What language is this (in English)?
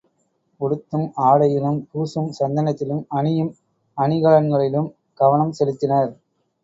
Tamil